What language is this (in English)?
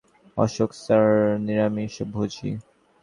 Bangla